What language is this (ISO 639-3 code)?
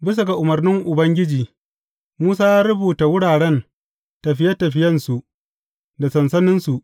hau